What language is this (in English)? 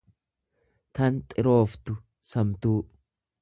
Oromo